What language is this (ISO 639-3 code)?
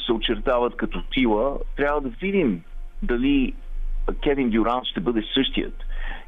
bul